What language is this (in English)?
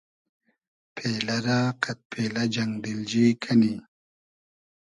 Hazaragi